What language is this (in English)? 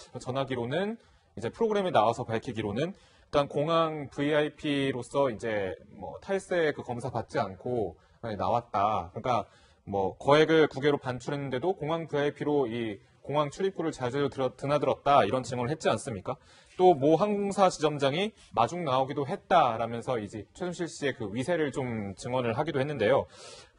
Korean